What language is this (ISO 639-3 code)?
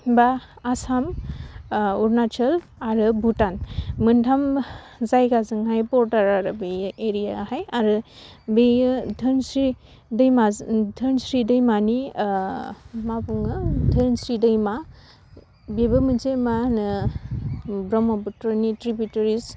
brx